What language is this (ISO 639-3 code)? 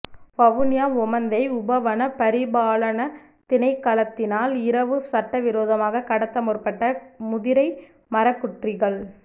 tam